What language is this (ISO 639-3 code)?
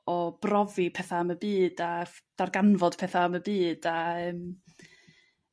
cym